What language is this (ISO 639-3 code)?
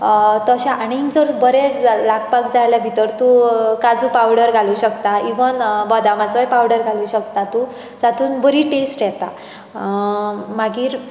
kok